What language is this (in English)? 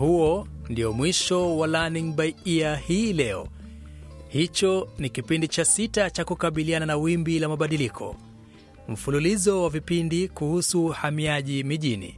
Swahili